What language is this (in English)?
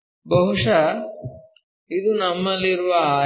Kannada